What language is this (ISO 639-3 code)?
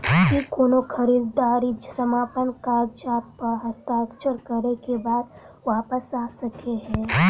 mai